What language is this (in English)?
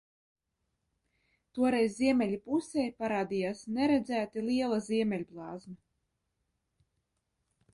Latvian